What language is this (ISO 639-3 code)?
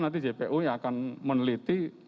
ind